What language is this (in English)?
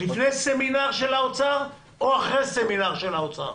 Hebrew